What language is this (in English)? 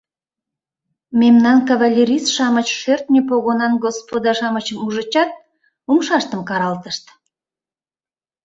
Mari